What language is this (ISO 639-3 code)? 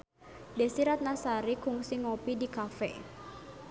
sun